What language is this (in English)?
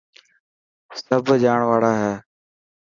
Dhatki